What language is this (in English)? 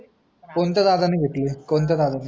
Marathi